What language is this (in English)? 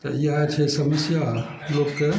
Maithili